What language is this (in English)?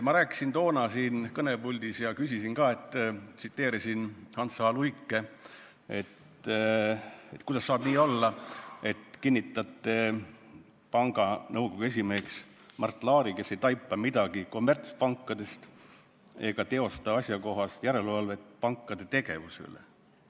Estonian